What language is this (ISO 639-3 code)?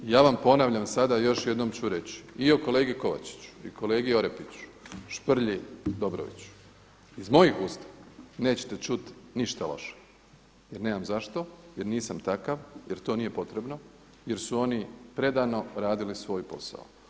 hrv